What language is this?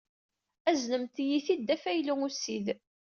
Kabyle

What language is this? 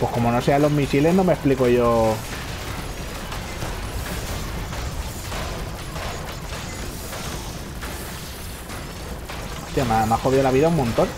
Spanish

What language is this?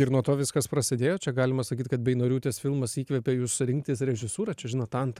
Lithuanian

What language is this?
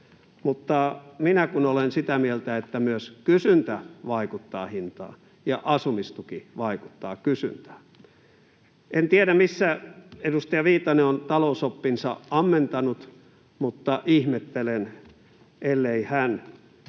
Finnish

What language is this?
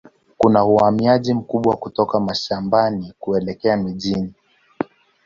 Swahili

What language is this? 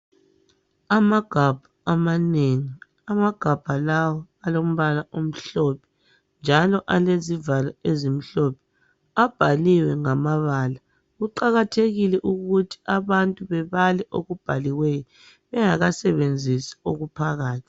North Ndebele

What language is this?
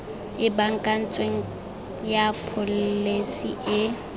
Tswana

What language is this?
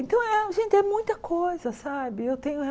Portuguese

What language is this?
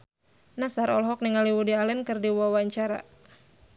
Sundanese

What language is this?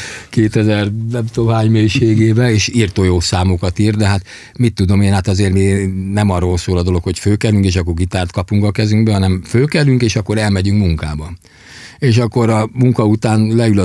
Hungarian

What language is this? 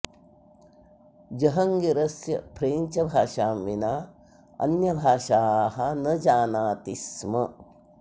Sanskrit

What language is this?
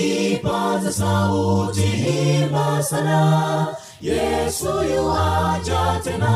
Swahili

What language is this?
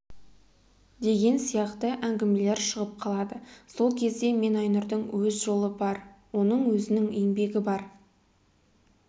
Kazakh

